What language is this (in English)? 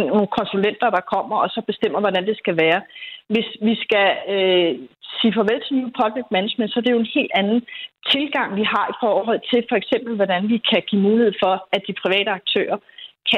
Danish